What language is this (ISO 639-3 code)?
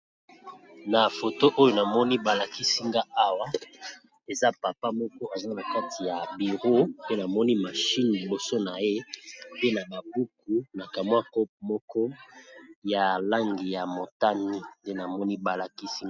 lin